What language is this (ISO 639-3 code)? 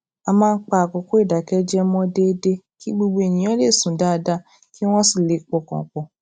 yor